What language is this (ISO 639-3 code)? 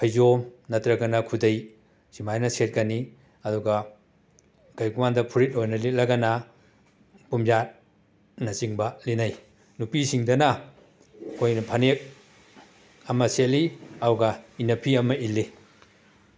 mni